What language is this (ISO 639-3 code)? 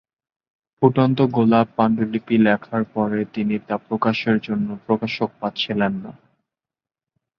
ben